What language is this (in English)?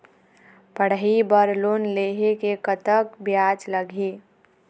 Chhattisgarhi